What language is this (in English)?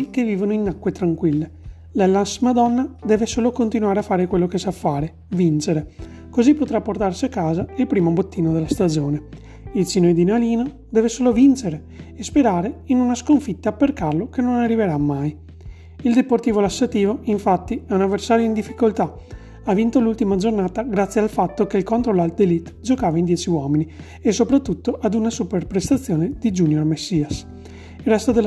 Italian